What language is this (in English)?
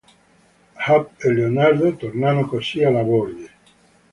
Italian